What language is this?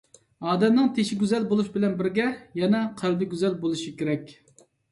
Uyghur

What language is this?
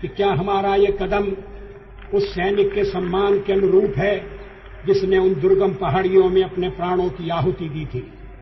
Punjabi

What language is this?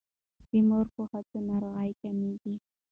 Pashto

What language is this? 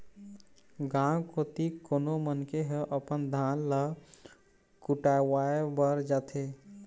Chhattisgarhi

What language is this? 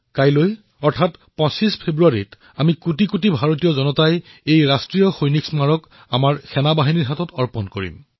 Assamese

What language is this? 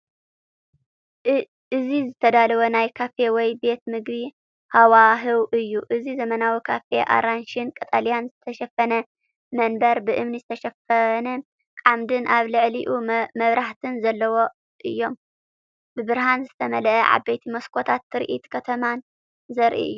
Tigrinya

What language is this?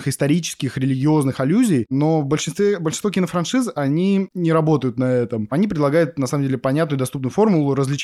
Russian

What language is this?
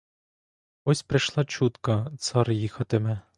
Ukrainian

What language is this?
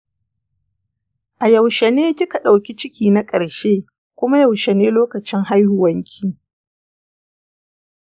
Hausa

